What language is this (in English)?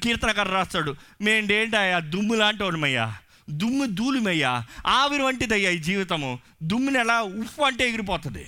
Telugu